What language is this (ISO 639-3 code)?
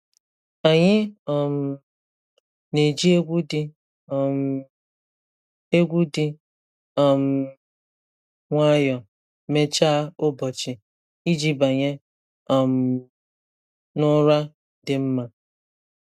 ibo